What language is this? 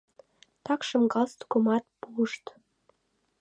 Mari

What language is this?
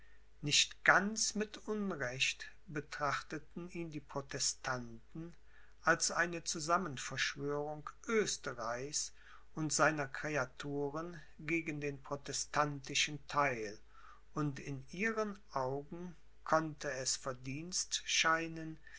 German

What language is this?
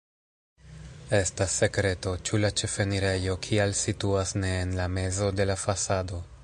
Esperanto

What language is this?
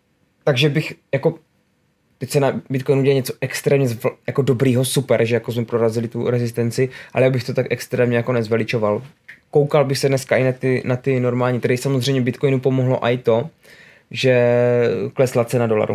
Czech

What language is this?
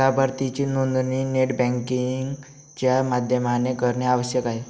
Marathi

